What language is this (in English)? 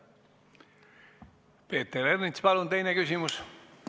Estonian